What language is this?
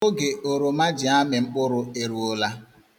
Igbo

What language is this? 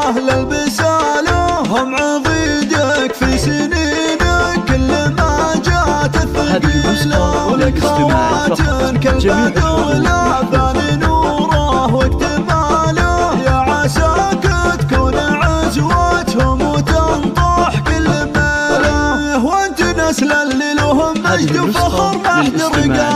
Arabic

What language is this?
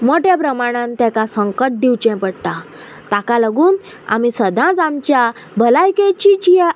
Konkani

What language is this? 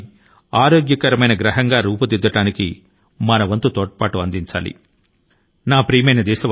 Telugu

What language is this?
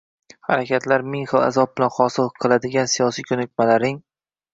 Uzbek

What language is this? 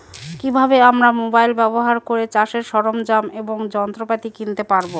Bangla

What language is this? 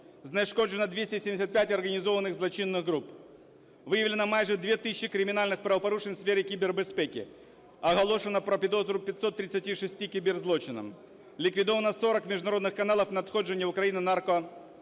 Ukrainian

